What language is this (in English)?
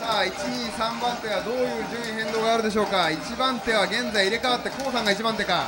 Japanese